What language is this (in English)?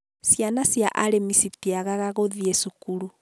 Kikuyu